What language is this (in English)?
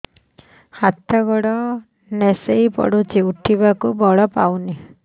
Odia